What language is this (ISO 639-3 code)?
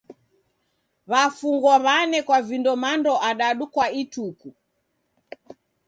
dav